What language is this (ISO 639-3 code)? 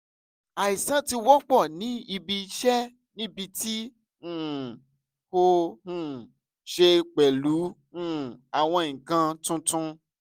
yor